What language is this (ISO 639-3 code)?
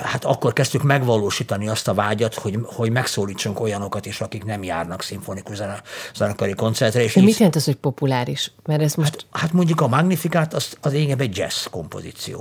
hun